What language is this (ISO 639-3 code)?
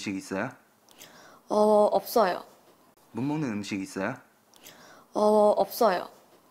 kor